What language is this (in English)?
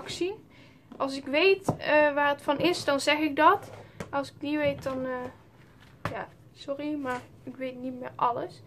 Dutch